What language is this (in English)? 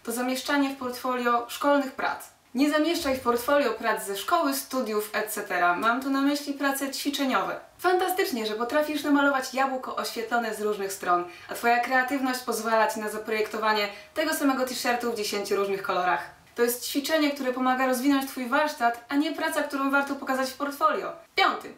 Polish